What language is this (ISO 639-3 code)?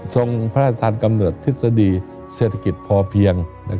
tha